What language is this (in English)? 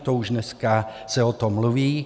Czech